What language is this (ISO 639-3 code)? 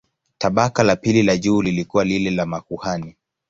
swa